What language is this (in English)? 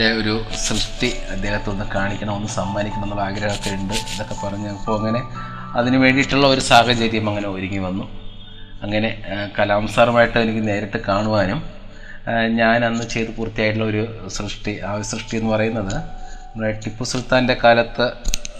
Malayalam